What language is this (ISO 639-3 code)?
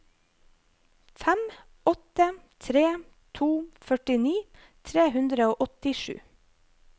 nor